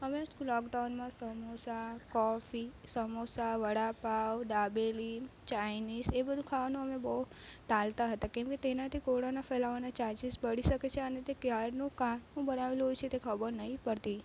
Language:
Gujarati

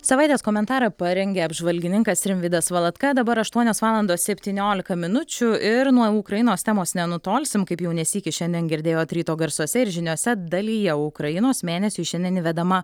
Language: Lithuanian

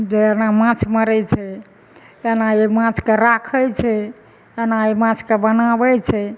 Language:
Maithili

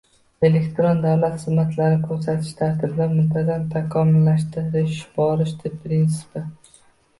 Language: Uzbek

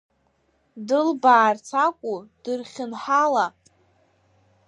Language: Abkhazian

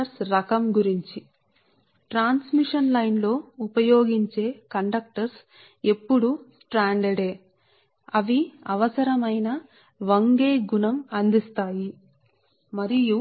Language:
Telugu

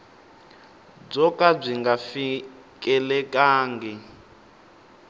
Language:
Tsonga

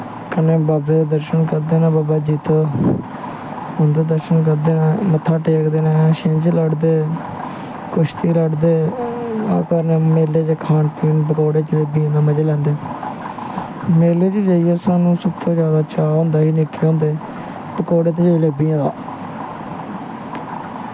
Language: Dogri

